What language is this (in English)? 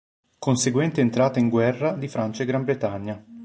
Italian